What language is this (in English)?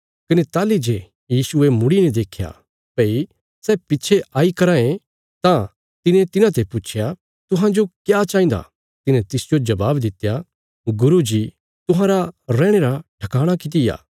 Bilaspuri